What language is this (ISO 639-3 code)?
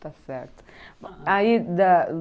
por